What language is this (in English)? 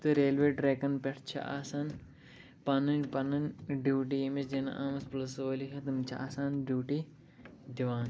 Kashmiri